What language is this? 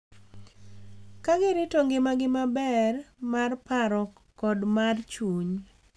Luo (Kenya and Tanzania)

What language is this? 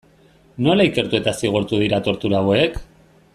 Basque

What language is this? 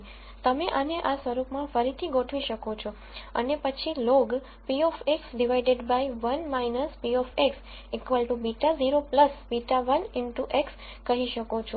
Gujarati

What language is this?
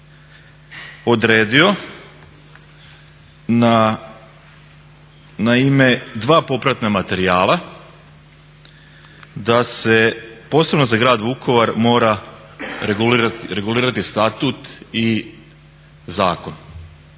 Croatian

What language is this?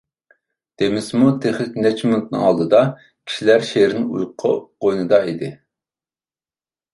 Uyghur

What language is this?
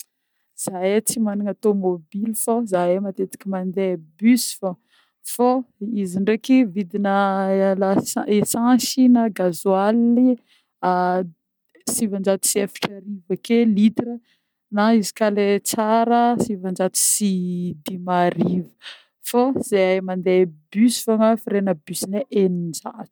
Northern Betsimisaraka Malagasy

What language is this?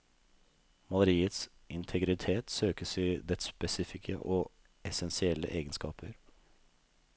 Norwegian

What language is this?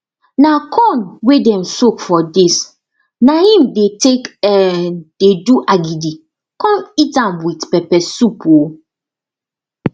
Nigerian Pidgin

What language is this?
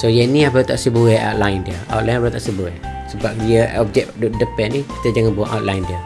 Malay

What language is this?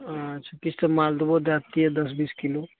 Maithili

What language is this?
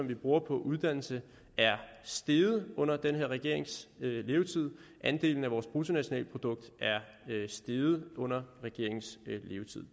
Danish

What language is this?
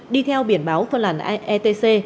Vietnamese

